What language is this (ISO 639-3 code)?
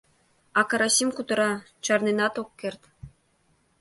chm